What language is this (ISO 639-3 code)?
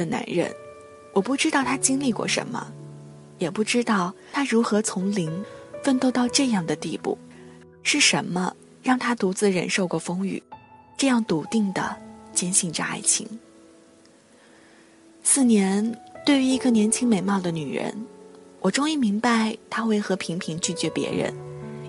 zho